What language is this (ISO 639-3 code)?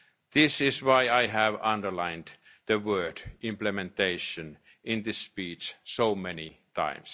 eng